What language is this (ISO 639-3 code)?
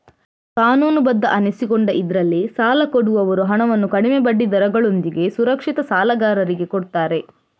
kan